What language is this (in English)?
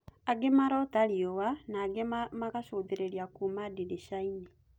Kikuyu